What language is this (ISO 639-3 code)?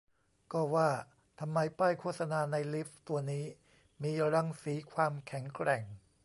tha